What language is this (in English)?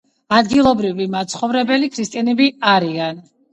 Georgian